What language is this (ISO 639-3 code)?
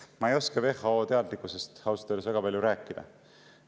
est